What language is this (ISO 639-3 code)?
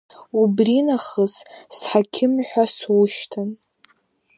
abk